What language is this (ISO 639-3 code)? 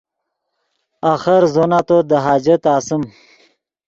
ydg